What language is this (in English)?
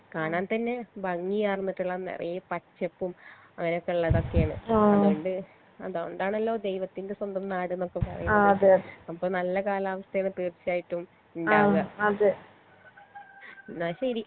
Malayalam